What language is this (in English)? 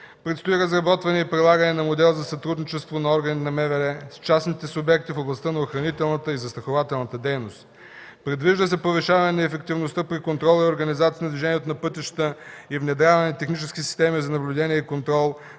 Bulgarian